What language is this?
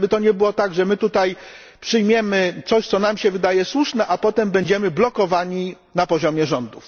Polish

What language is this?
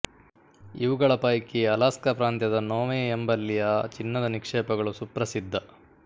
Kannada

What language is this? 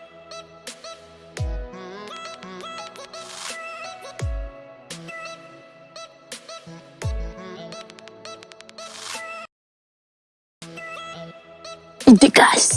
Bosnian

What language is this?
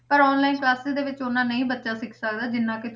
Punjabi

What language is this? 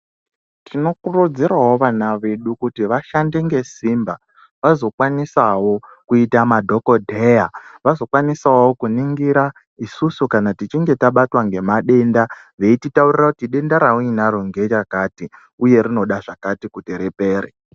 Ndau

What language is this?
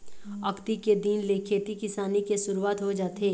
Chhattisgarhi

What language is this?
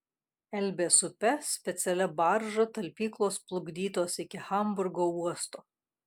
Lithuanian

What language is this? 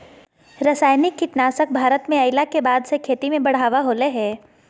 Magahi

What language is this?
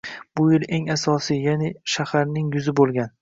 Uzbek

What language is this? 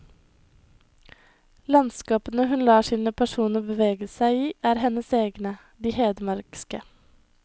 Norwegian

